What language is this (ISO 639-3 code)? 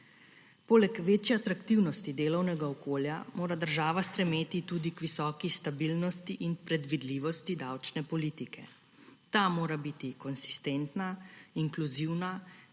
slv